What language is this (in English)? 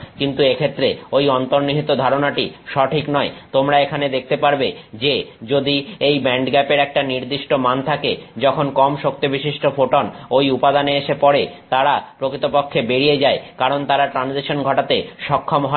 Bangla